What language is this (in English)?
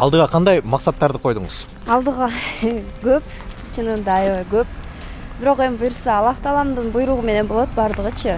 Turkish